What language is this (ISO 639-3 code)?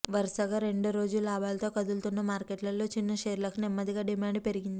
tel